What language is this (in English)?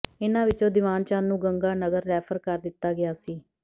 Punjabi